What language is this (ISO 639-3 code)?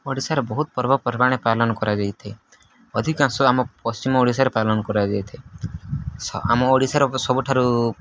ori